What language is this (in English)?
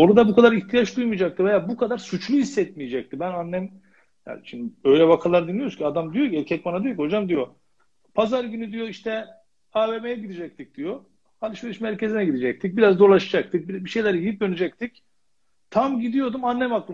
Turkish